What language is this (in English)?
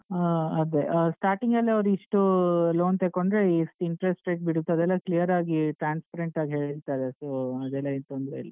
Kannada